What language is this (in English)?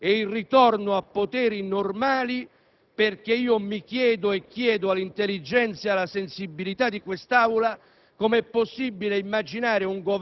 Italian